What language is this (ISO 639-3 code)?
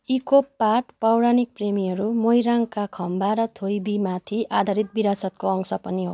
nep